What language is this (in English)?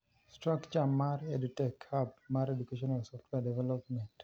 Luo (Kenya and Tanzania)